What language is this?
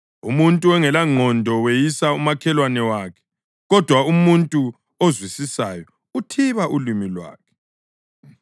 North Ndebele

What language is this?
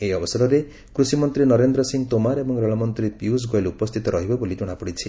Odia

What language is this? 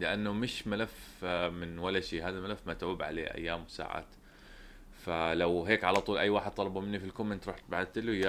Arabic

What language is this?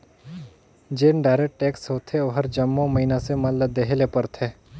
Chhattisgarhi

